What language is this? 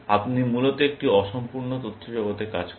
Bangla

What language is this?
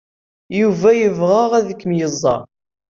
Kabyle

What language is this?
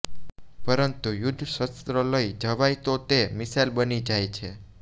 Gujarati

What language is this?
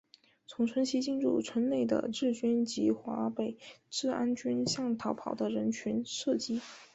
Chinese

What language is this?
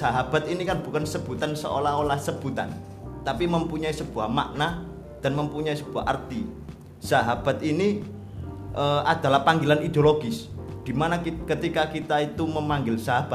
Indonesian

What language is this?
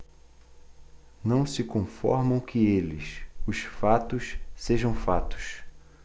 Portuguese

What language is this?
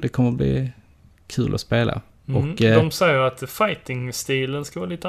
Swedish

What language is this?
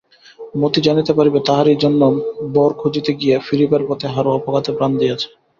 Bangla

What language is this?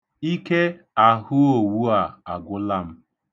Igbo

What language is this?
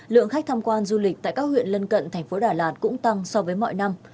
Vietnamese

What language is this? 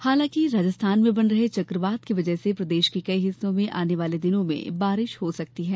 Hindi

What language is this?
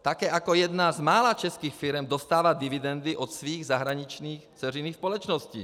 Czech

